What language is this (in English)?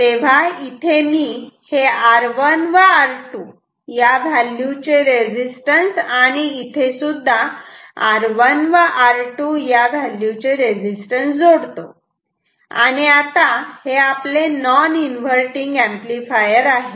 Marathi